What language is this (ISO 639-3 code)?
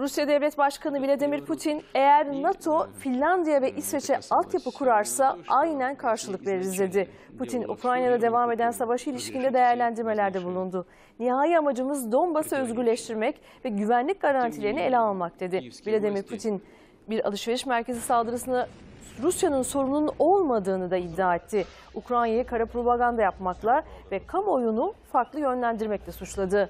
tur